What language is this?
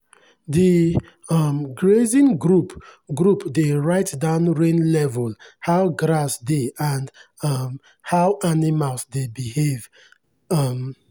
Nigerian Pidgin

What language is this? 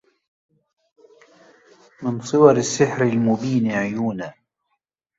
Arabic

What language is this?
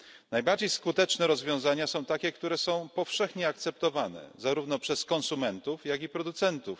Polish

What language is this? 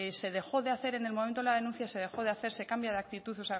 Spanish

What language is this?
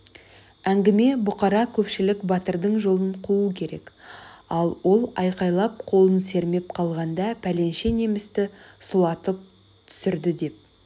Kazakh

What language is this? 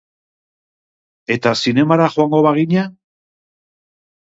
Basque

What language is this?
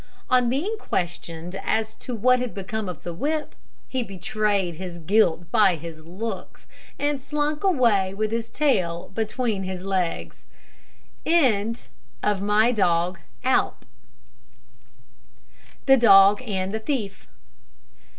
English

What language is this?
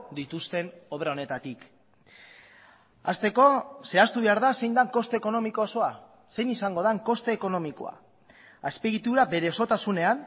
Basque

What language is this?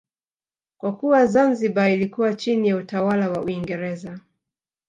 Swahili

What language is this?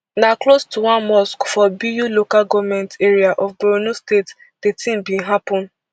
Nigerian Pidgin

